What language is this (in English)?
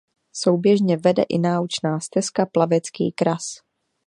Czech